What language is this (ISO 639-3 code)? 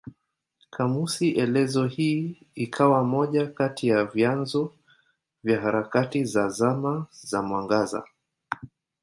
swa